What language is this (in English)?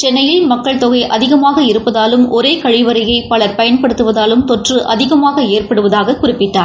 Tamil